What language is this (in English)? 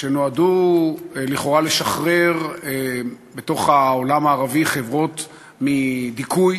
Hebrew